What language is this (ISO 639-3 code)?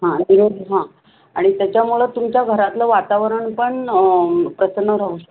mar